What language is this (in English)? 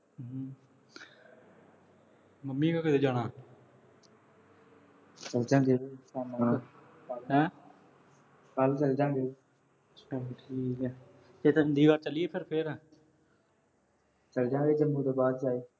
Punjabi